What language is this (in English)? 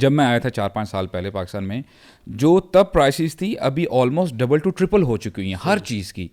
Urdu